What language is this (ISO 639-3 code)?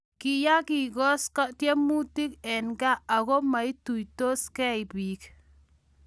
kln